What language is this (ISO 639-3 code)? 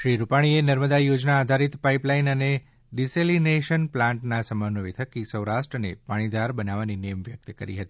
guj